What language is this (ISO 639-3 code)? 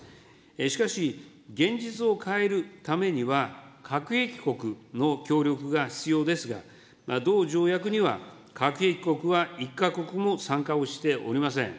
jpn